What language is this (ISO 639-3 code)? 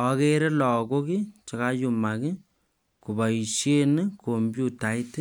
kln